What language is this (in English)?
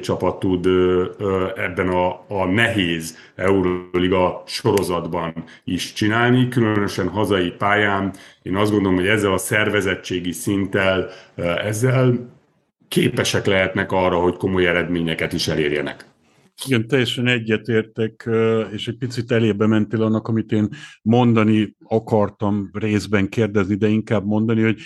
Hungarian